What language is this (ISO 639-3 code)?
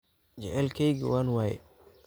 som